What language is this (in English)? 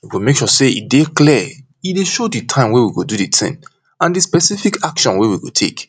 Nigerian Pidgin